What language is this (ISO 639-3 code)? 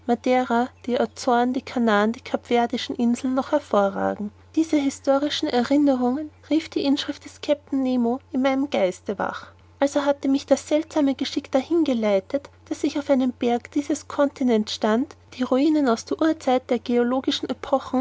deu